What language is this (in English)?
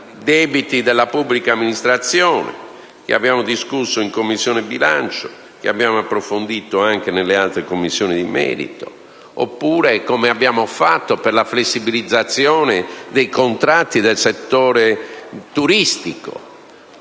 Italian